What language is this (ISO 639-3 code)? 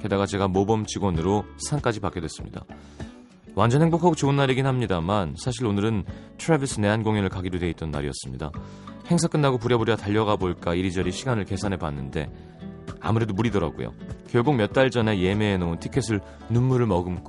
kor